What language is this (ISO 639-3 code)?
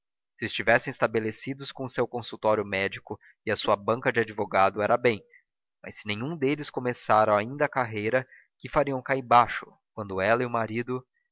por